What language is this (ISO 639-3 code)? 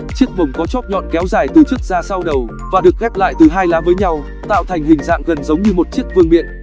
vie